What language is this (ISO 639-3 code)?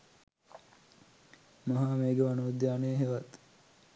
sin